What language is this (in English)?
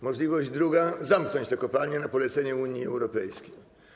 Polish